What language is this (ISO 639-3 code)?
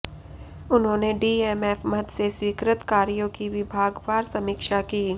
hin